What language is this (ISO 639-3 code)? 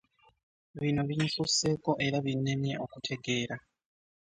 lug